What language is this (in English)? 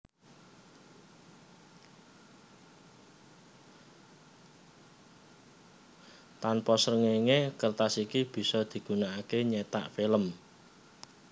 Javanese